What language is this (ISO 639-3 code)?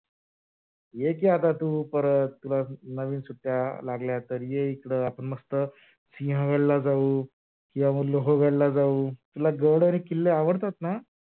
mar